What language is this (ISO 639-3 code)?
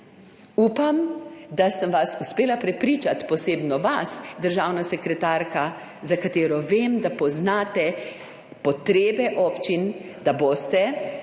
slv